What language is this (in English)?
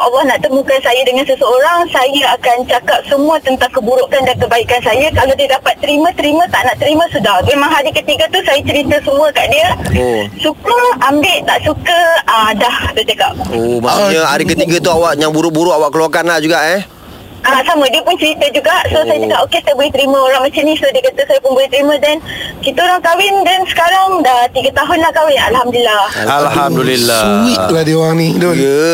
Malay